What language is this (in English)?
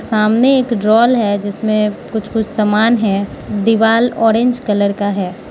Hindi